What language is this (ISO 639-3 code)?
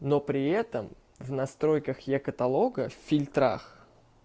rus